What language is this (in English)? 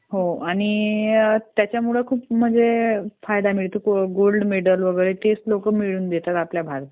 Marathi